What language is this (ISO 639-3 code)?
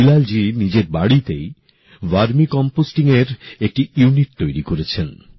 ben